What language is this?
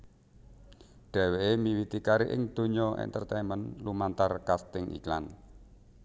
Javanese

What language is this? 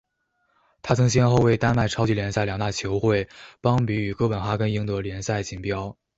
Chinese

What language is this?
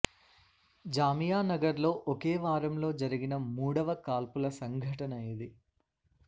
Telugu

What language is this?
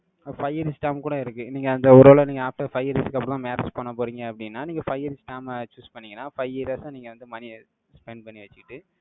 Tamil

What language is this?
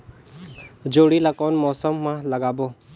Chhattisgarhi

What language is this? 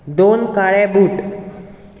Konkani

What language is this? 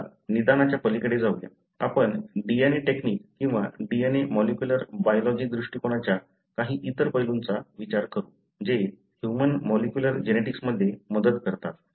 Marathi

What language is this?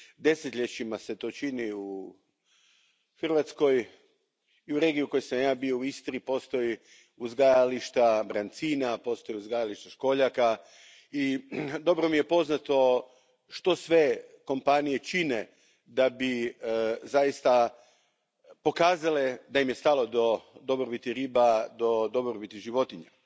Croatian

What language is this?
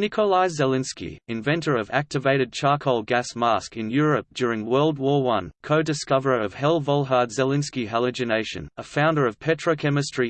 English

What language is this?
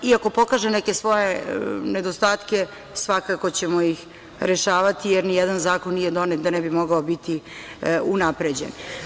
Serbian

